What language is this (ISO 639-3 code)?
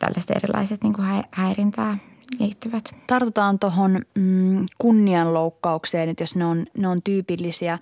fin